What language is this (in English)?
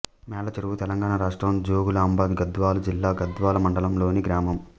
Telugu